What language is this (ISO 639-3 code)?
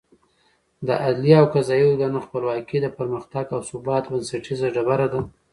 pus